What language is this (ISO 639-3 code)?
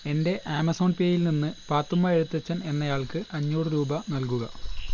mal